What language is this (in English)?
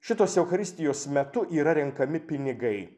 Lithuanian